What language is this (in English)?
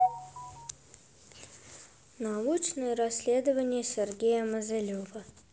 Russian